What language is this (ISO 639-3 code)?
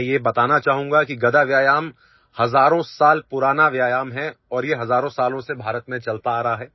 hin